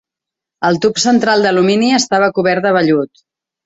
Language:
Catalan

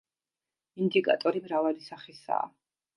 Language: Georgian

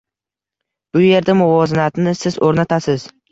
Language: Uzbek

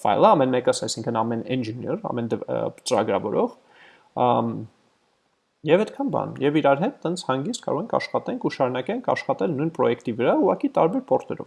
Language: English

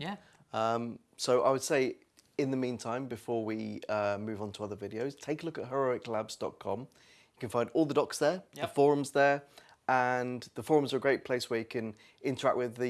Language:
English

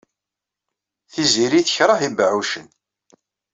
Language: Kabyle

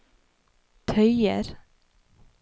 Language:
Norwegian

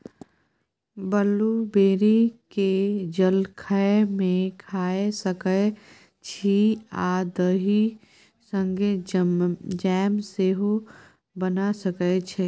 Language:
Maithili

